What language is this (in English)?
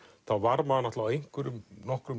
Icelandic